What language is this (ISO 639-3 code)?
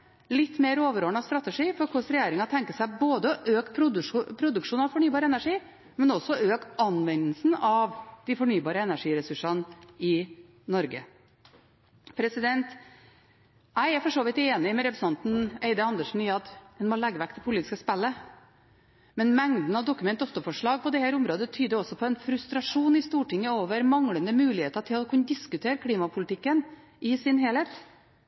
nob